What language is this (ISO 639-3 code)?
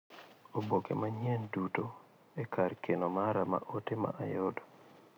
luo